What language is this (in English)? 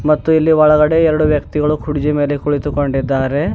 Kannada